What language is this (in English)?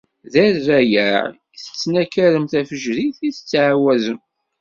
Kabyle